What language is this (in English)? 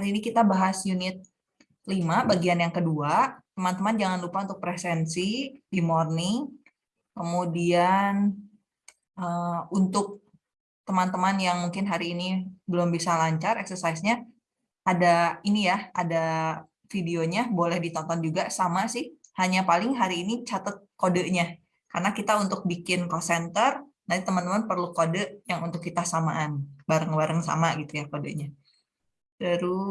Indonesian